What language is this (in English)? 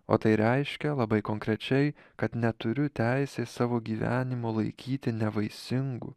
Lithuanian